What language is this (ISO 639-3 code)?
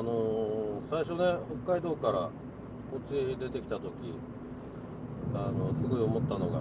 jpn